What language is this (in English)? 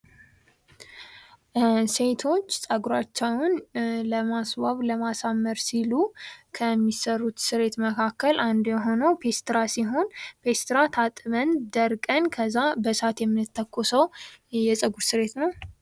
Amharic